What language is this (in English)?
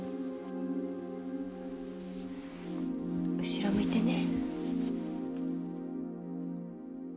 Japanese